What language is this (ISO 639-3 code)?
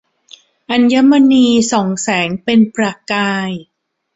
tha